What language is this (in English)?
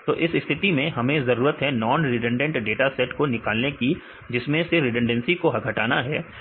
Hindi